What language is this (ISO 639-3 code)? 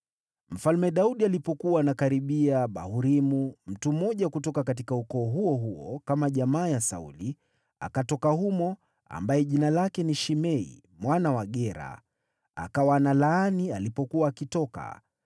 swa